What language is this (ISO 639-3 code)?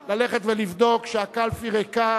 heb